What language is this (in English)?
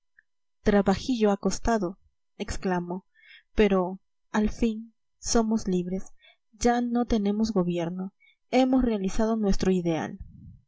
Spanish